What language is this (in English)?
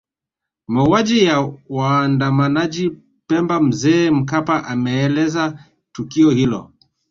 Swahili